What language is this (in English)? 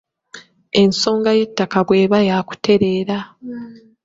Ganda